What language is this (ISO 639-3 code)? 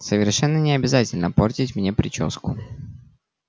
rus